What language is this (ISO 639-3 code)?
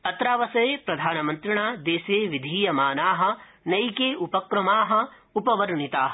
san